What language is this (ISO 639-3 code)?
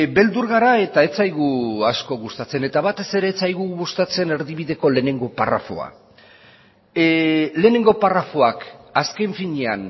eus